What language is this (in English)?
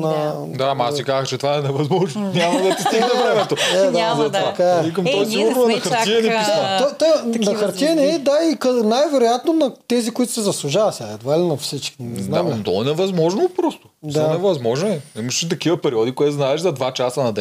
Bulgarian